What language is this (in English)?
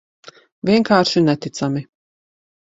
Latvian